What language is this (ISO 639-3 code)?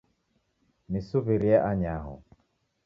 dav